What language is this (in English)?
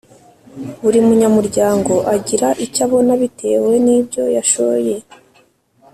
Kinyarwanda